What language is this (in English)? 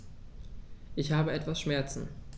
German